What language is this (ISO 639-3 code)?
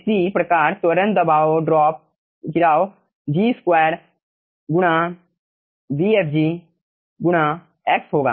hin